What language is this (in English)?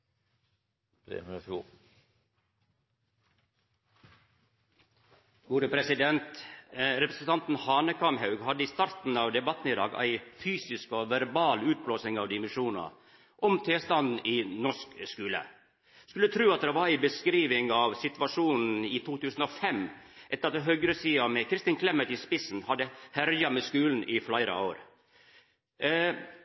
Norwegian Nynorsk